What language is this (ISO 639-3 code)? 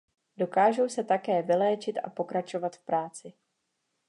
ces